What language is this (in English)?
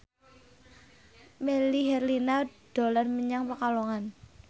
Javanese